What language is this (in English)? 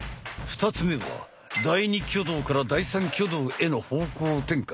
Japanese